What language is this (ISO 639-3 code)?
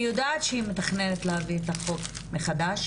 heb